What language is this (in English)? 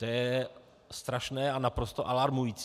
Czech